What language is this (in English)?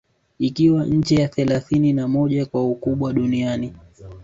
Swahili